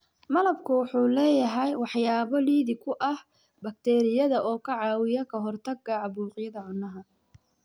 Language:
Somali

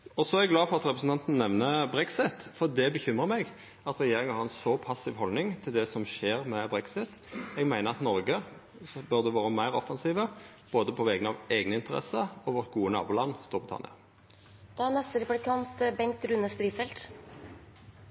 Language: Norwegian Nynorsk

